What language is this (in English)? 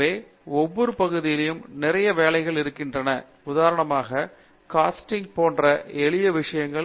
Tamil